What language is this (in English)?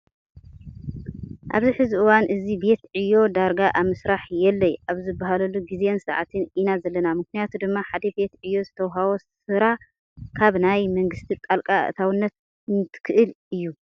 Tigrinya